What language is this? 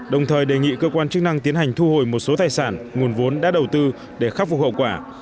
Vietnamese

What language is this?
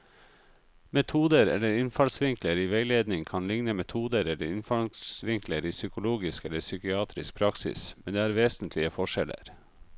Norwegian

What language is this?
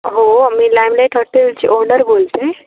Marathi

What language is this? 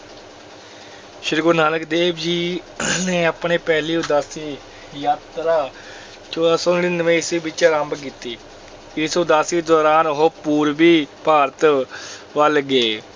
Punjabi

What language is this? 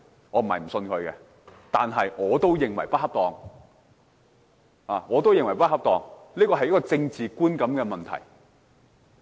Cantonese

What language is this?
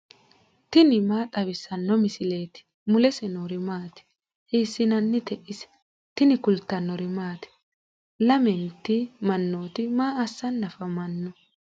Sidamo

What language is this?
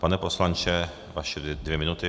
Czech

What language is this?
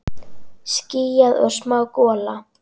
Icelandic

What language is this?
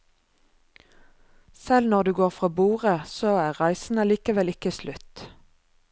Norwegian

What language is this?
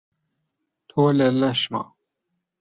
Central Kurdish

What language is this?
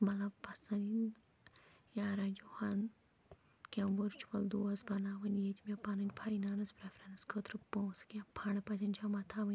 Kashmiri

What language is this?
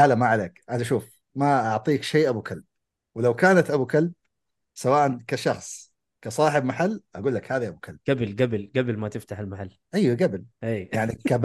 Arabic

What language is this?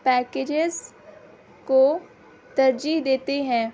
Urdu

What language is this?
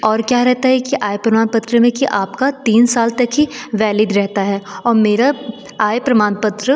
Hindi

